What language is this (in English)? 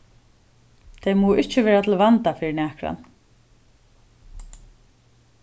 Faroese